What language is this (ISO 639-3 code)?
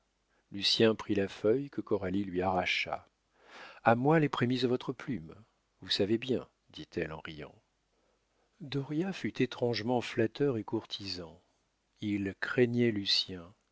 fra